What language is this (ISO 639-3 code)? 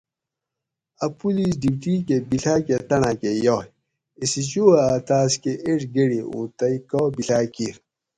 gwc